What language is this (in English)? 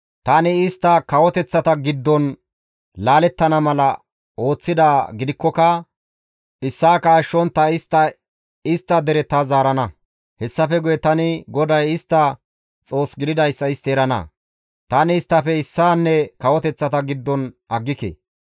Gamo